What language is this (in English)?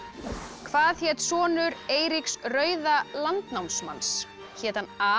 Icelandic